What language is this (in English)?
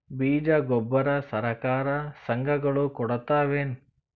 Kannada